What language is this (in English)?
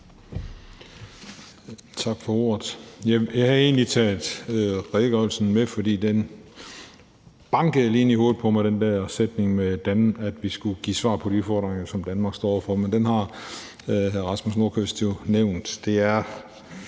Danish